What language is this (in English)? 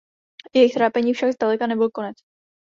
Czech